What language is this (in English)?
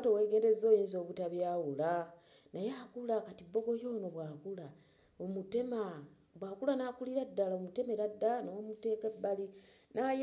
Ganda